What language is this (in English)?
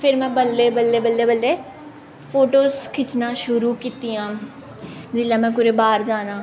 Dogri